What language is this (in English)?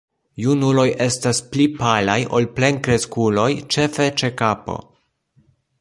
Esperanto